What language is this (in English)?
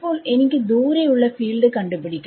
Malayalam